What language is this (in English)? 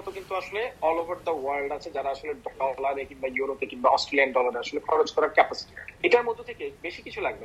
Bangla